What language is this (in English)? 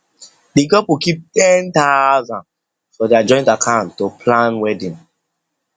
Nigerian Pidgin